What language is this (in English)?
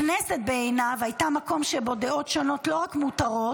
Hebrew